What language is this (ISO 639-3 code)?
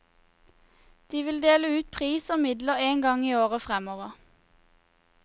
nor